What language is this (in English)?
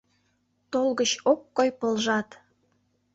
Mari